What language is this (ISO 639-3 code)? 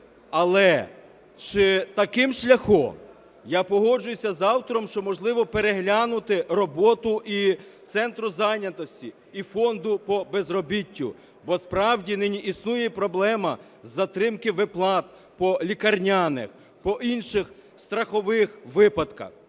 ukr